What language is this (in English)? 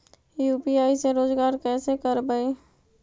Magahi